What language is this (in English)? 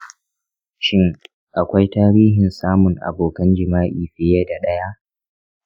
Hausa